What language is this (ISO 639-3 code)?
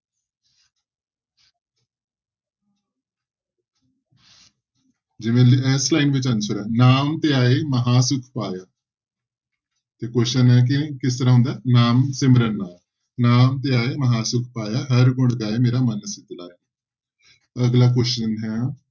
pan